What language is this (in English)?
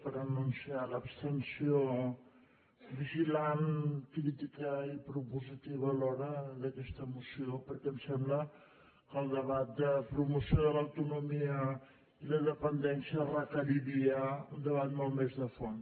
Catalan